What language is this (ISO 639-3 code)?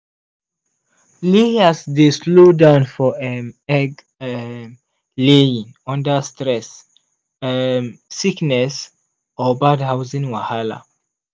pcm